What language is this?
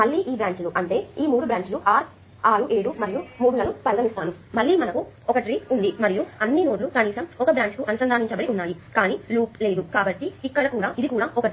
Telugu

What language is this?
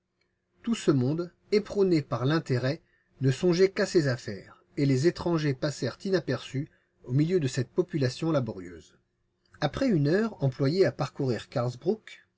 French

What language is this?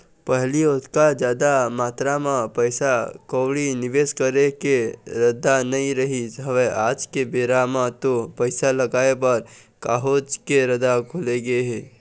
Chhattisgarhi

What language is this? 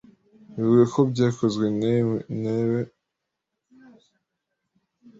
Kinyarwanda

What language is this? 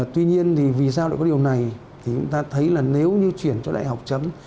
Vietnamese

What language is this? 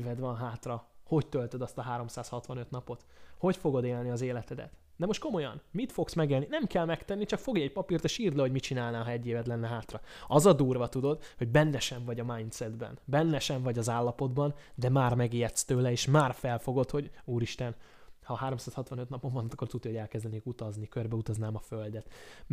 Hungarian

